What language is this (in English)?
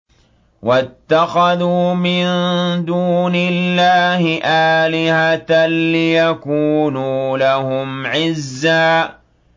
Arabic